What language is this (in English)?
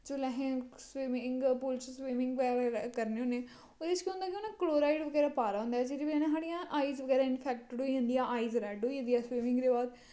Dogri